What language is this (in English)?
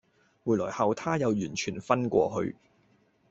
Cantonese